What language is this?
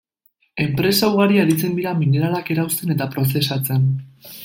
Basque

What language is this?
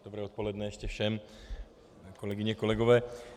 Czech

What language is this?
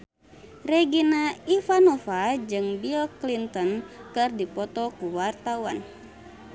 Sundanese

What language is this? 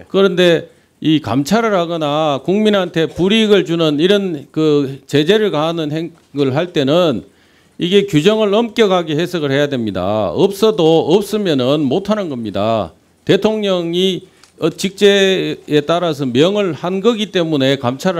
Korean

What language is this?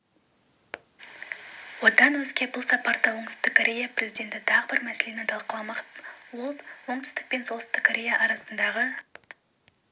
Kazakh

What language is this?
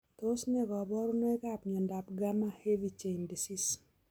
Kalenjin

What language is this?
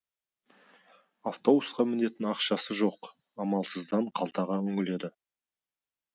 Kazakh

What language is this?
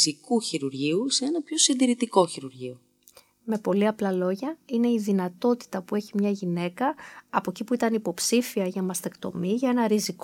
Greek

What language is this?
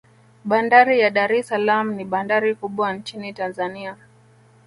Swahili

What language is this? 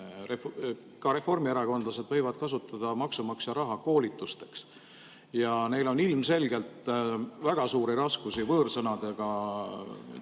Estonian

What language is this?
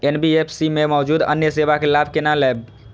Maithili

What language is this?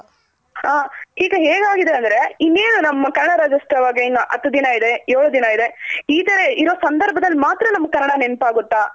Kannada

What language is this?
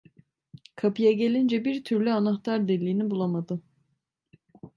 Turkish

